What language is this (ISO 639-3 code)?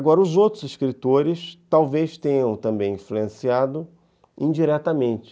por